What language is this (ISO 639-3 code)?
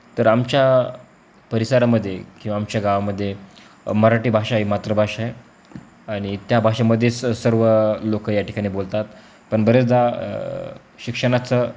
mar